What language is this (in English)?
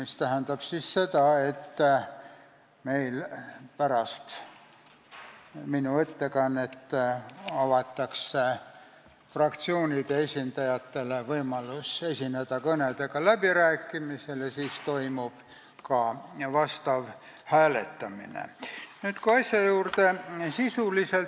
Estonian